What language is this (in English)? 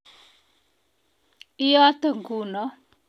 Kalenjin